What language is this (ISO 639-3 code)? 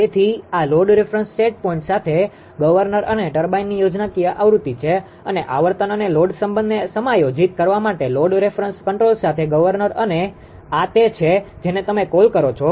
guj